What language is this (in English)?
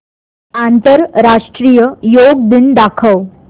Marathi